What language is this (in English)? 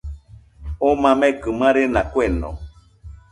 Nüpode Huitoto